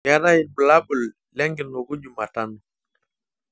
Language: Masai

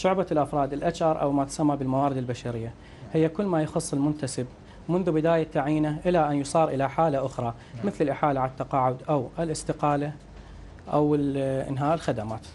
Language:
Arabic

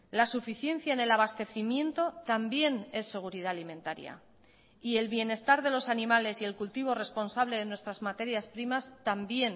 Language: Spanish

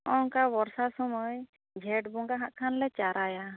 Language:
Santali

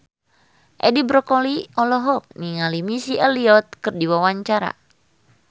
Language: Sundanese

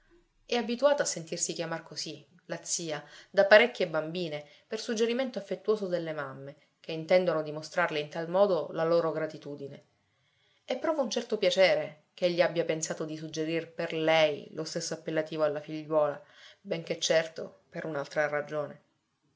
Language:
Italian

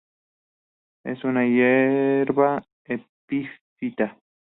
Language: Spanish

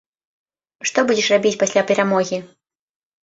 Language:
Belarusian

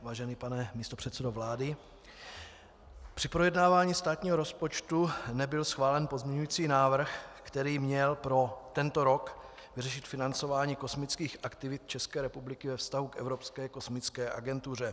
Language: Czech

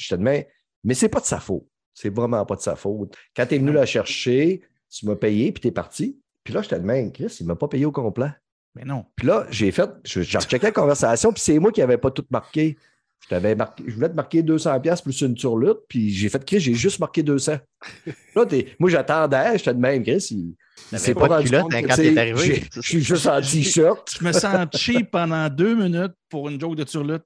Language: French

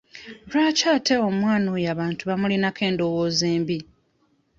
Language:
Ganda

